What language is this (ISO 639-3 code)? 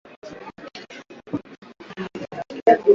swa